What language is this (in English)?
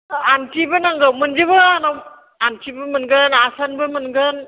Bodo